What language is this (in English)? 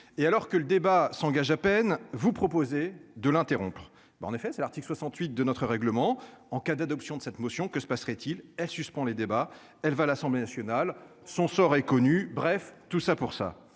French